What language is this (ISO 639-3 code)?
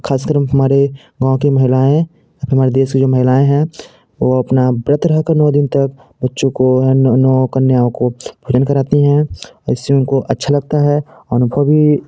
hin